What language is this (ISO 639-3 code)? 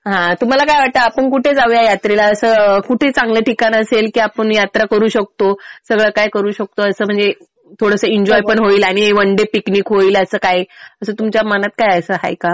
mar